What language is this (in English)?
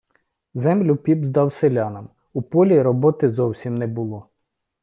Ukrainian